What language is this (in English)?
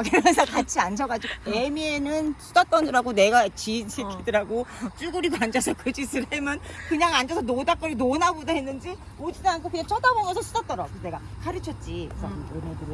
Korean